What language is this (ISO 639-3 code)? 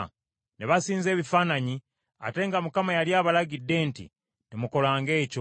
lug